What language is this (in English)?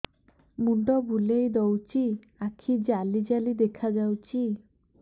Odia